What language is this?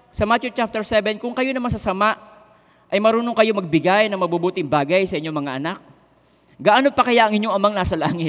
Filipino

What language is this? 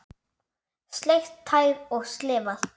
Icelandic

